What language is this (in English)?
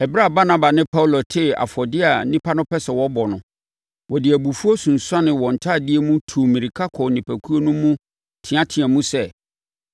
Akan